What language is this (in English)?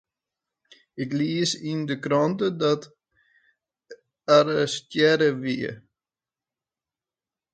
Western Frisian